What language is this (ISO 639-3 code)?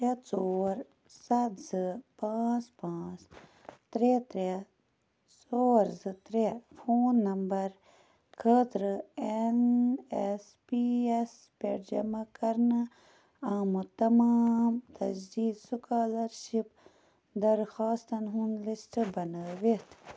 kas